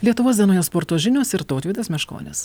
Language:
Lithuanian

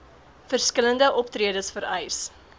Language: Afrikaans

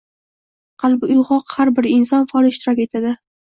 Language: Uzbek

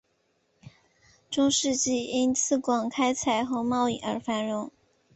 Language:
Chinese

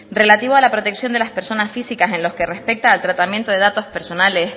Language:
Spanish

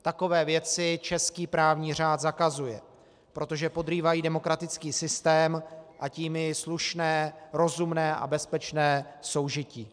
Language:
Czech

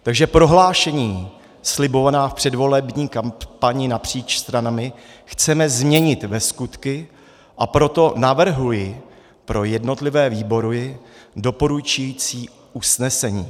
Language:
Czech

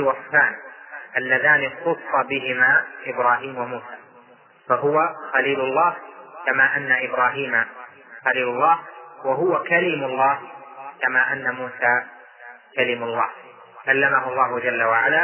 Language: Arabic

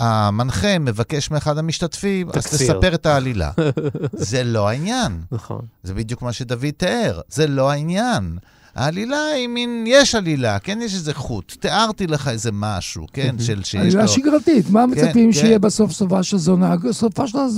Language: Hebrew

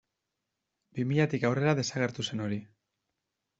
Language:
Basque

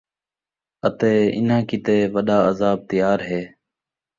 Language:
Saraiki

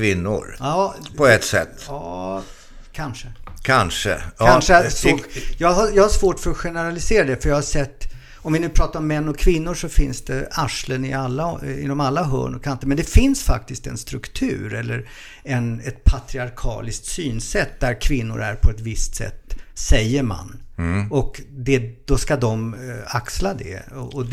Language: Swedish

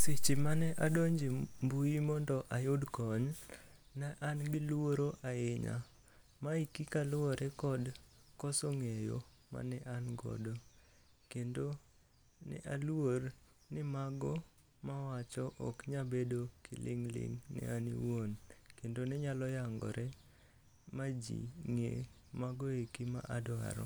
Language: Luo (Kenya and Tanzania)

